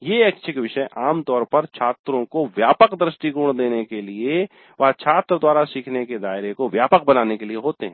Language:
Hindi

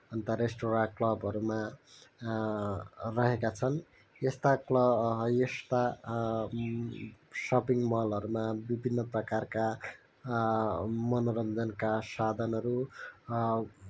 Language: Nepali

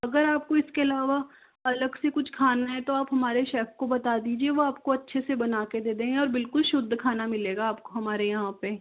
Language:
Hindi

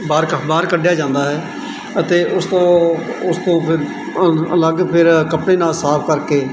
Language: Punjabi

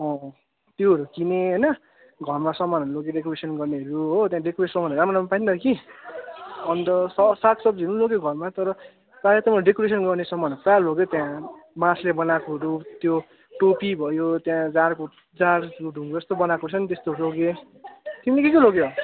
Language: Nepali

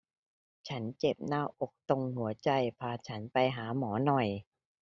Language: Thai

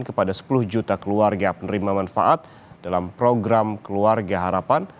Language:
Indonesian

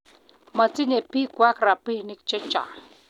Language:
Kalenjin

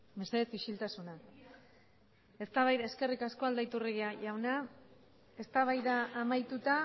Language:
Basque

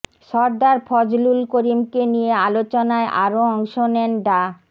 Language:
Bangla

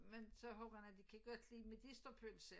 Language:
Danish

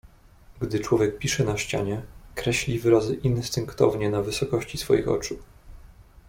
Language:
Polish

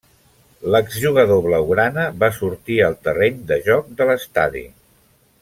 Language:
Catalan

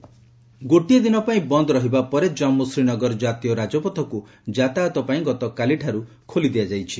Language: Odia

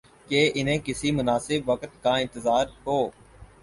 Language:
Urdu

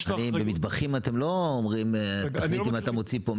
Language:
Hebrew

